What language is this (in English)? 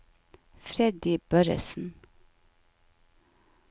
Norwegian